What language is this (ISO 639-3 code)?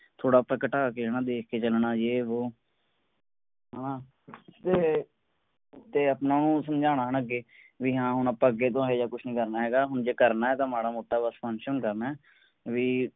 pan